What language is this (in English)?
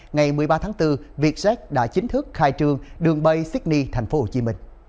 Vietnamese